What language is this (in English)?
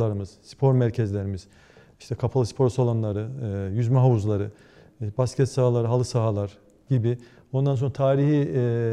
Turkish